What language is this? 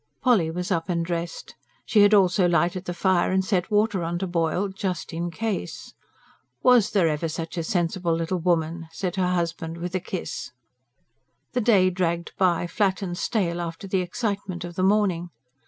English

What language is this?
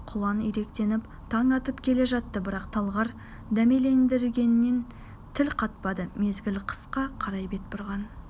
Kazakh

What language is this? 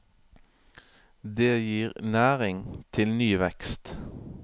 Norwegian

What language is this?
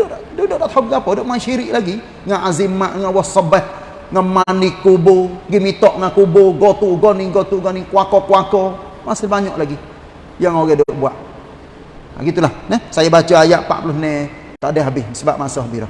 Malay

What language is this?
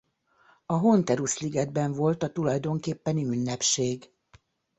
Hungarian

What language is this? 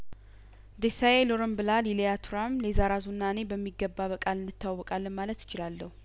Amharic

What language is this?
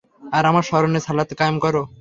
Bangla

